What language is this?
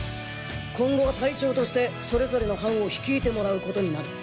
Japanese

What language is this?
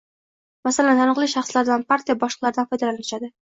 Uzbek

